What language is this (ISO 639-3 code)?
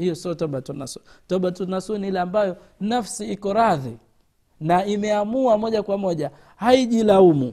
swa